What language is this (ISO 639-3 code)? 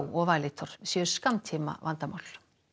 isl